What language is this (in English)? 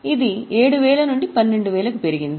Telugu